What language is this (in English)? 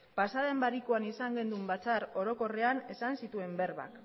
Basque